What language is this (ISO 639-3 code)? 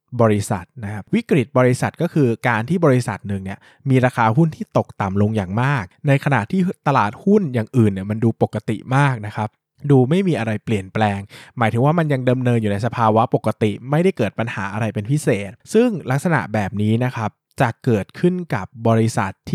tha